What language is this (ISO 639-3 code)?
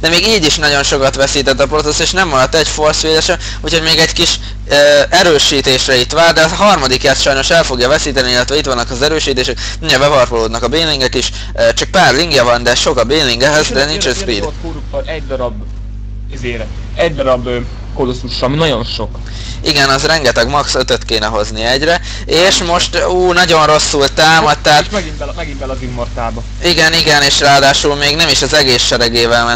hun